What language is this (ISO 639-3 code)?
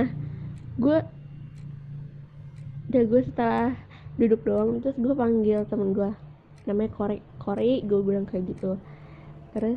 ind